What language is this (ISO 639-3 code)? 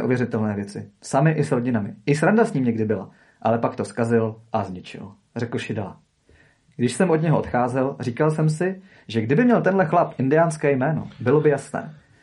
ces